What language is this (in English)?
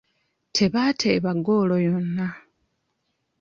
Ganda